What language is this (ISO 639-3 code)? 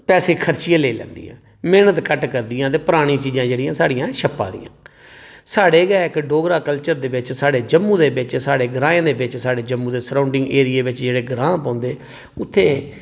doi